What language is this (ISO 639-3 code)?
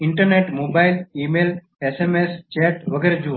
guj